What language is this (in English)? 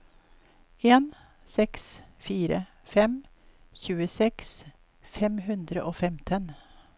Norwegian